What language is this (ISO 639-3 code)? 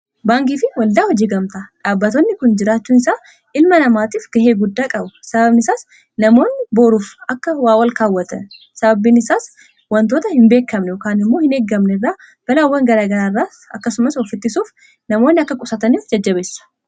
orm